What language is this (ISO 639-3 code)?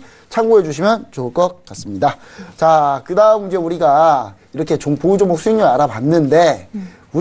kor